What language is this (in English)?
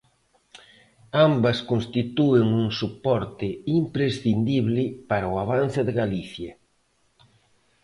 Galician